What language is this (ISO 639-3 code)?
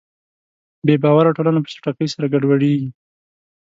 pus